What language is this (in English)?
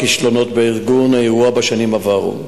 Hebrew